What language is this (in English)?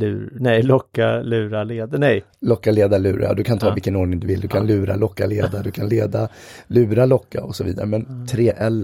Swedish